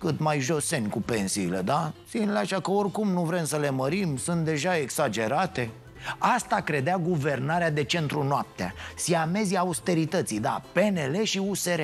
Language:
Romanian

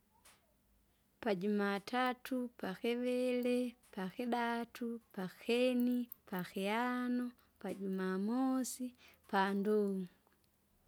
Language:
Kinga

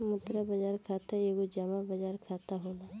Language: Bhojpuri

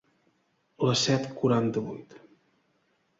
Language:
Catalan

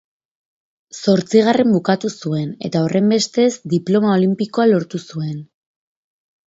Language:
Basque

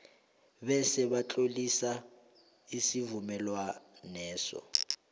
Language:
South Ndebele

